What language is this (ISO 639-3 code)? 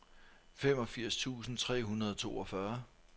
dan